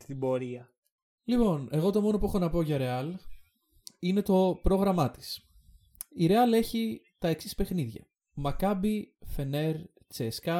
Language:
Greek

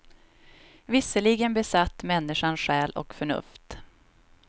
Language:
Swedish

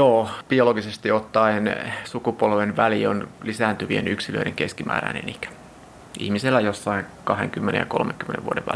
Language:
Finnish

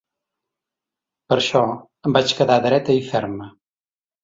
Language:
Catalan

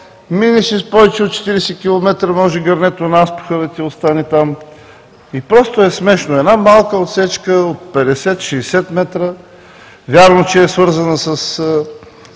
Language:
Bulgarian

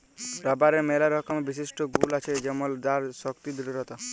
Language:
Bangla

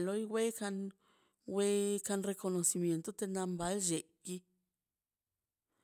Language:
Mazaltepec Zapotec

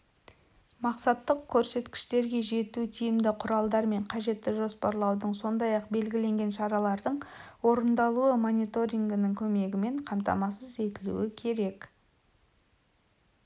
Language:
Kazakh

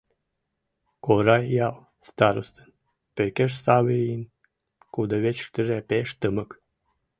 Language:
Mari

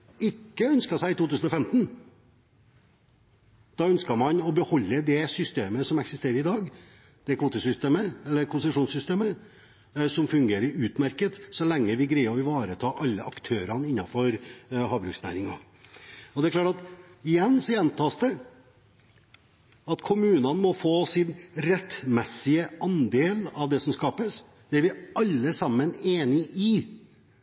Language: Norwegian Bokmål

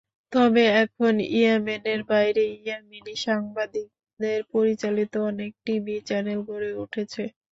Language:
Bangla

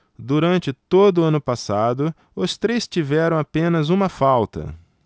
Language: Portuguese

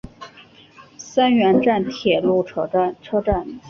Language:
Chinese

